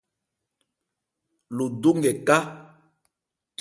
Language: Ebrié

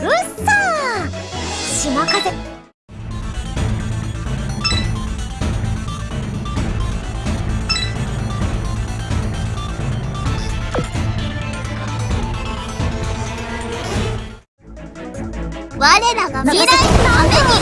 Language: Japanese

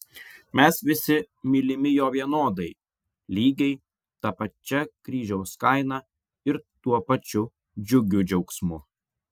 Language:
Lithuanian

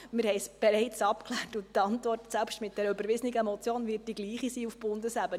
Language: Swiss German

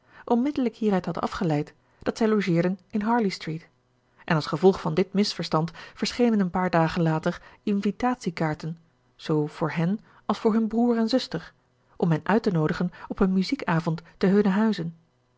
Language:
Dutch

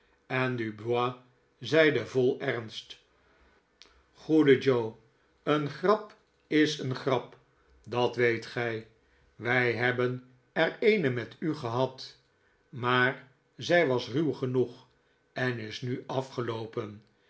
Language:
Dutch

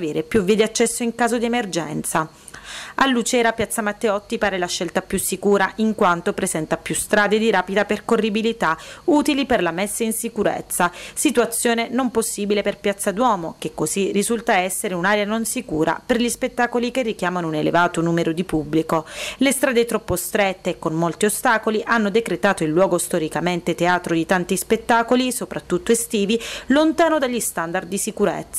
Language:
Italian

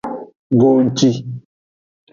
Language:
Aja (Benin)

